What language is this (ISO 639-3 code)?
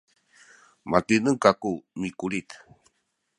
szy